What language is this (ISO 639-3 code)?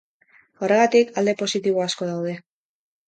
eus